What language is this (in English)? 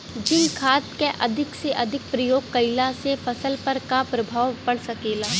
Bhojpuri